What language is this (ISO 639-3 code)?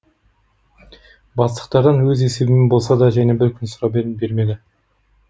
kaz